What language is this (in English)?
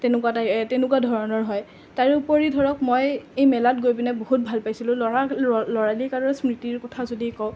Assamese